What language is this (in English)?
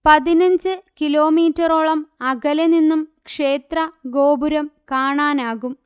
Malayalam